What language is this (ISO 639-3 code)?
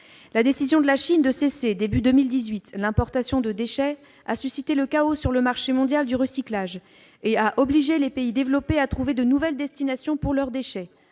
fra